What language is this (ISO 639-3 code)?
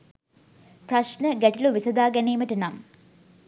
sin